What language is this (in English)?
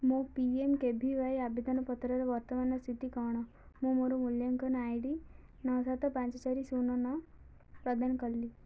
Odia